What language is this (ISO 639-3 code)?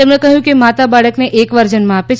guj